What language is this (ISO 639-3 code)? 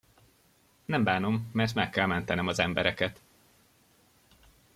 hun